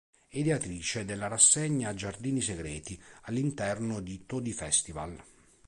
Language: Italian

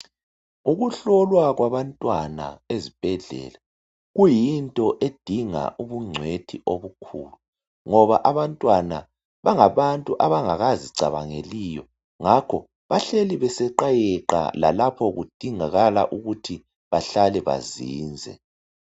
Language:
North Ndebele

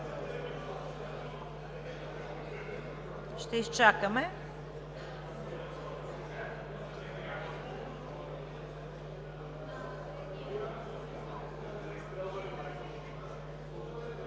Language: Bulgarian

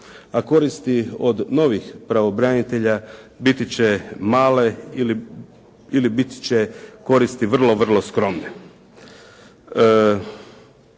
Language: Croatian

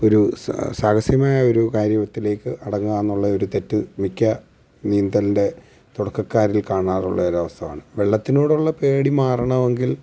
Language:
Malayalam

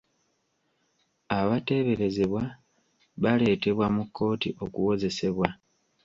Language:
Ganda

